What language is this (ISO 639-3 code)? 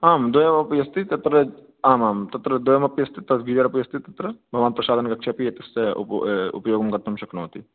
san